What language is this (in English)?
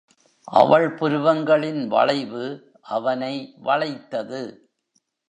Tamil